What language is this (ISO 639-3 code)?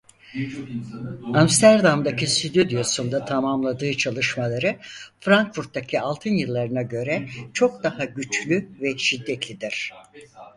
tur